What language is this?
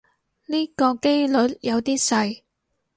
Cantonese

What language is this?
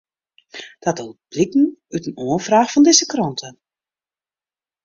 Western Frisian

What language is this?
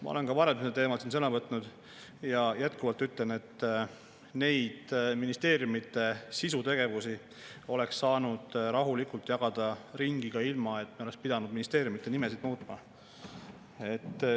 Estonian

